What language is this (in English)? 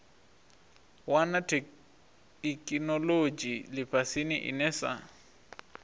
Venda